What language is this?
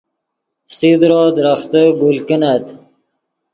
Yidgha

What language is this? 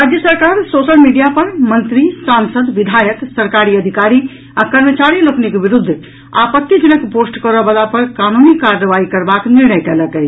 Maithili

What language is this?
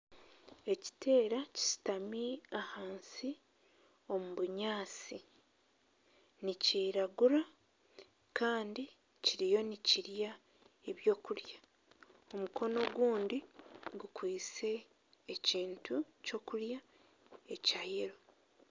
Nyankole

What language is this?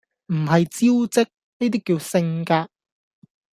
Cantonese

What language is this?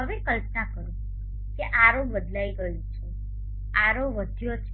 Gujarati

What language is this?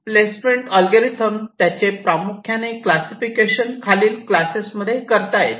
Marathi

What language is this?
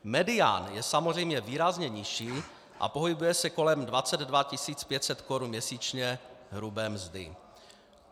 Czech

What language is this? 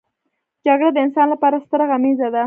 Pashto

